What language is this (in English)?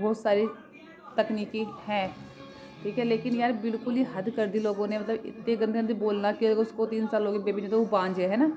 Hindi